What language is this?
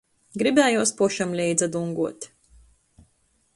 Latgalian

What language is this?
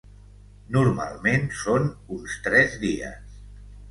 Catalan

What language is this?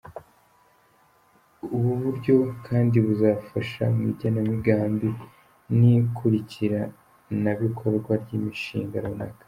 Kinyarwanda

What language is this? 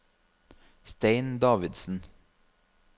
Norwegian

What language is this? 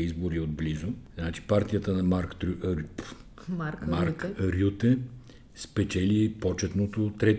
Bulgarian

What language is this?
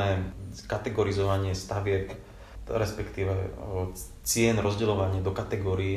Slovak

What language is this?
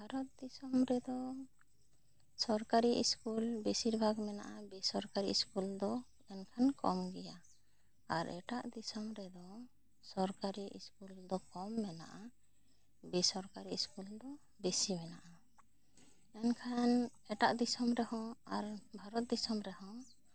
Santali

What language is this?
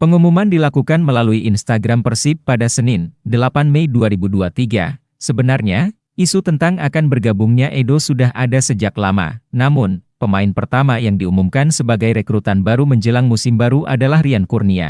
Indonesian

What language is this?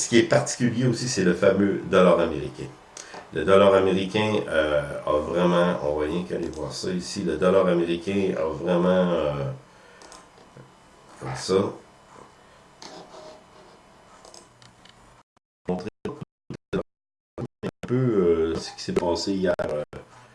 French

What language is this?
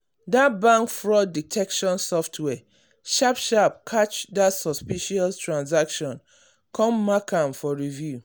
Nigerian Pidgin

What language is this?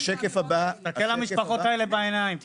Hebrew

